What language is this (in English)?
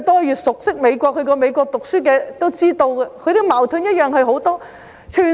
Cantonese